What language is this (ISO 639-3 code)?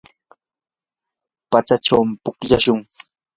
qur